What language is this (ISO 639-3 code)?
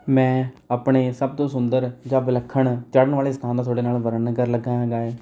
pan